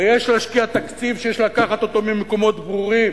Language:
Hebrew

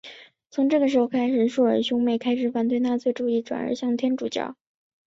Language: Chinese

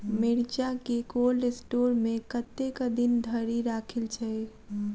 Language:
Maithili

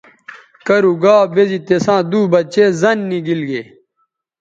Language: Bateri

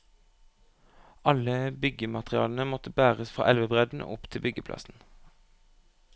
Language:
Norwegian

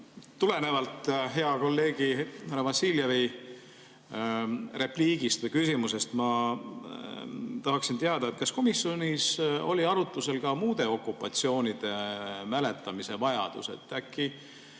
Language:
Estonian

